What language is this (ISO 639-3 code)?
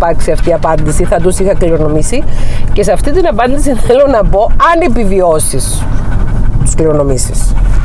ell